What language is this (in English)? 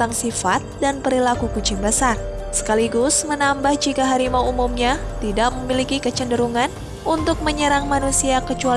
Indonesian